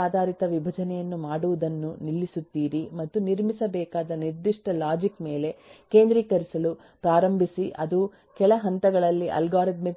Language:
Kannada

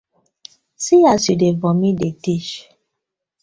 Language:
Nigerian Pidgin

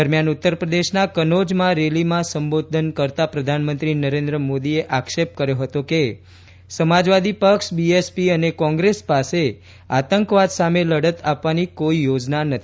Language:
Gujarati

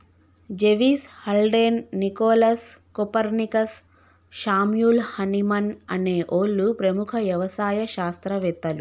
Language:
Telugu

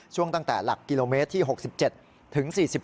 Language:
Thai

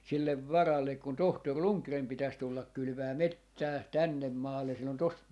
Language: Finnish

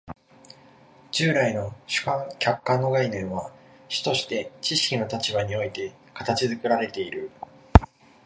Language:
Japanese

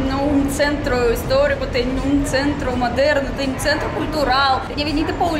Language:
Portuguese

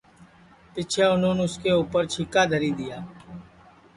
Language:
Sansi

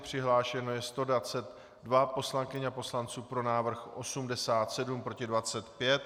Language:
Czech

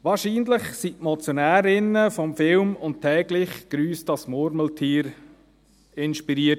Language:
Swiss German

